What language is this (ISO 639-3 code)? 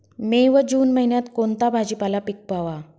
mar